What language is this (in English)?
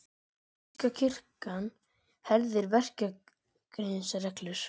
Icelandic